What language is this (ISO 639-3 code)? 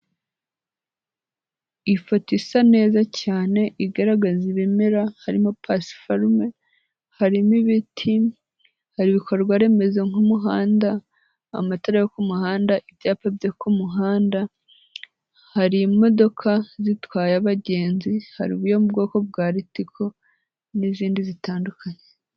kin